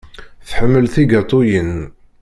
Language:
Kabyle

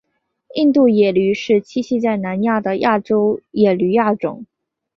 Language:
Chinese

